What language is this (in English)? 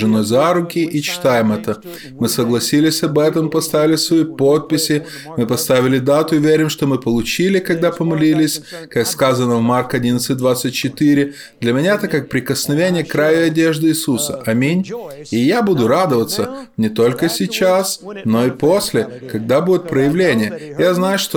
Russian